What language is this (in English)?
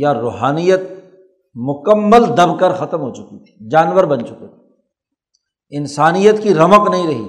Urdu